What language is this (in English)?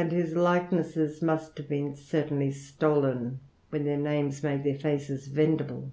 English